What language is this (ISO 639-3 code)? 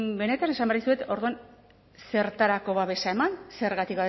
eus